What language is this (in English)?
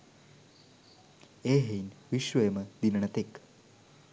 Sinhala